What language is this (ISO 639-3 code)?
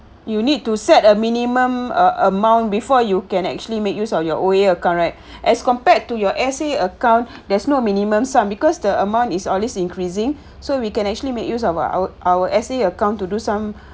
eng